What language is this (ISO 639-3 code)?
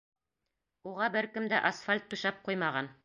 bak